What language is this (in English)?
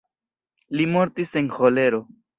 Esperanto